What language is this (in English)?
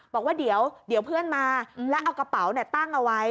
Thai